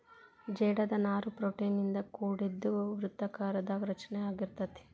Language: Kannada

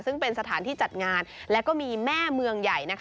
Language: Thai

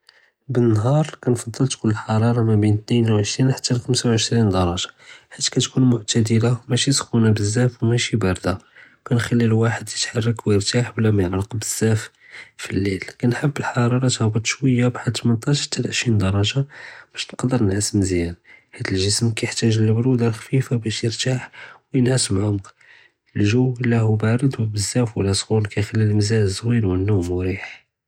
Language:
Judeo-Arabic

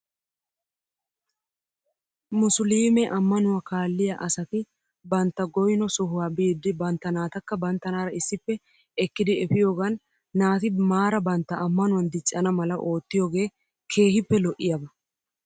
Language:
Wolaytta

